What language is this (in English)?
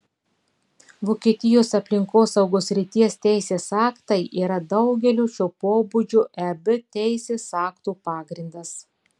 Lithuanian